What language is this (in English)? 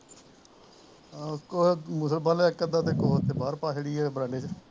Punjabi